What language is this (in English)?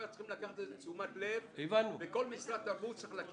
Hebrew